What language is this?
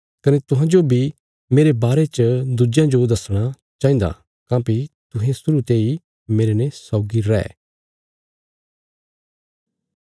Bilaspuri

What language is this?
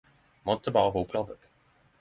Norwegian Nynorsk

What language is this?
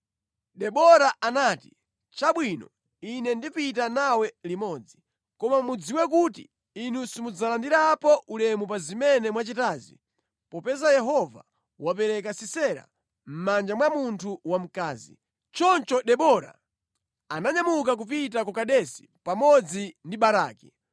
Nyanja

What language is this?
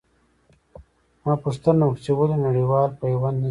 Pashto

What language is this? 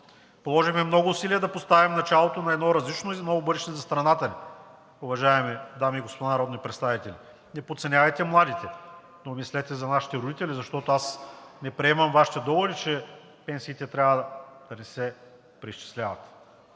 Bulgarian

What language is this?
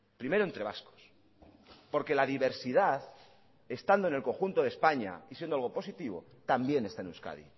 Spanish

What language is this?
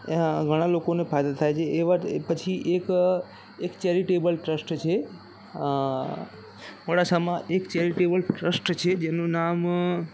Gujarati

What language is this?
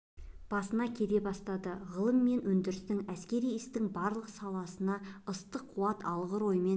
Kazakh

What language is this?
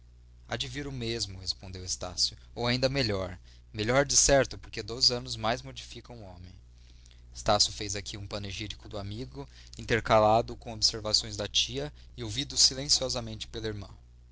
Portuguese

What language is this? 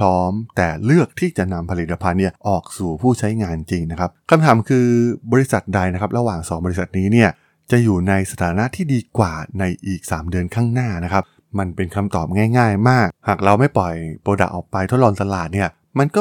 Thai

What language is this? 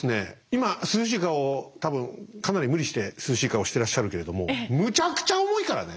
Japanese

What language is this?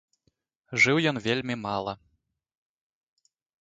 Belarusian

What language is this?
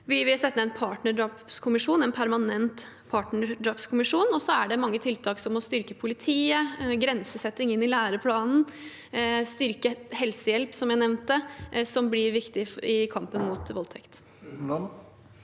Norwegian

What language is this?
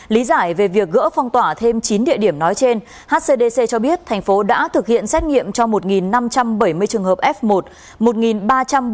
Vietnamese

